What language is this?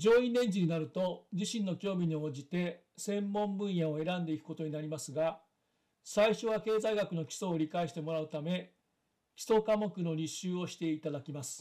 Japanese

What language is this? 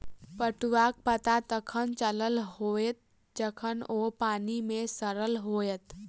Maithili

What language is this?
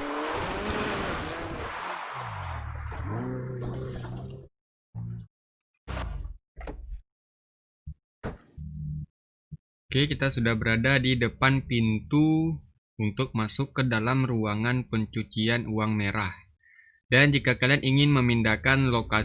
Indonesian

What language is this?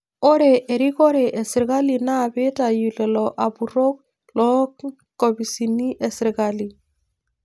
Masai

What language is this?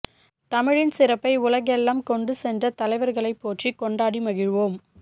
Tamil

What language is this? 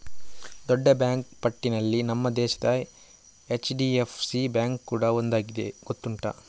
Kannada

